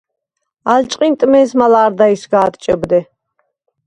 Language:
Svan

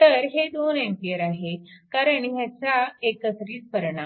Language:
Marathi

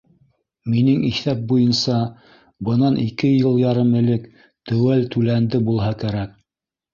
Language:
Bashkir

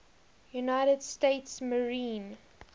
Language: English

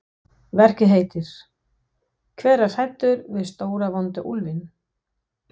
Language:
Icelandic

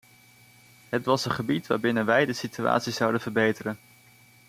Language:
Dutch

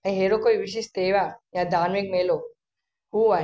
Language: Sindhi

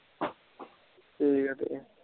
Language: Punjabi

